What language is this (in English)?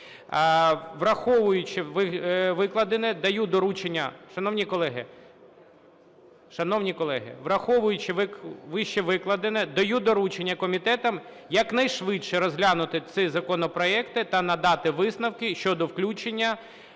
Ukrainian